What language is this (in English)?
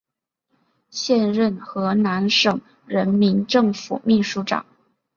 Chinese